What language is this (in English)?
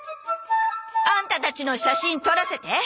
Japanese